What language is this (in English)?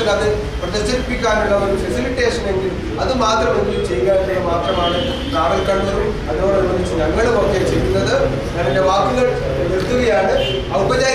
Hindi